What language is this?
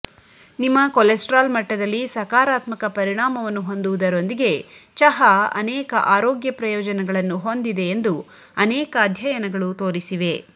Kannada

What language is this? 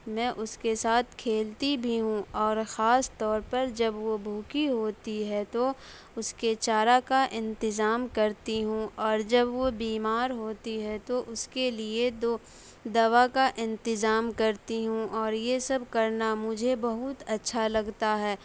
Urdu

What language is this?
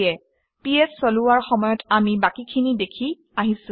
Assamese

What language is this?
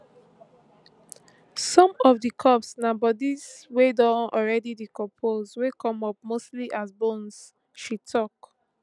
Nigerian Pidgin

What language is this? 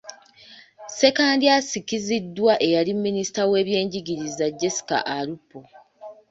Ganda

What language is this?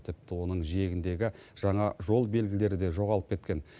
Kazakh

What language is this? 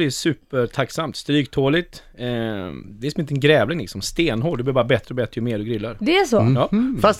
Swedish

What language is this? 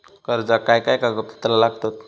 Marathi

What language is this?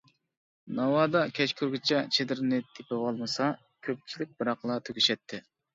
Uyghur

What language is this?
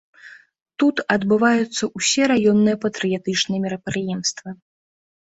Belarusian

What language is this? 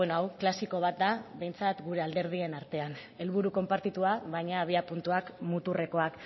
Basque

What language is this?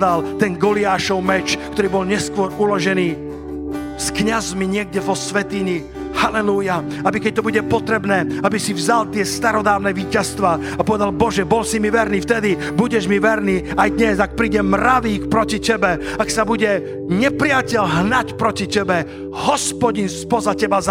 Slovak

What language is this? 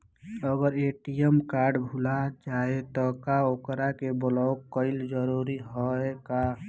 Bhojpuri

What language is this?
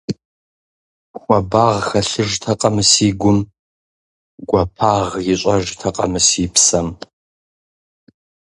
Kabardian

